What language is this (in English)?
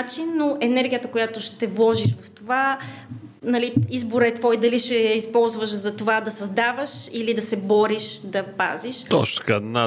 Bulgarian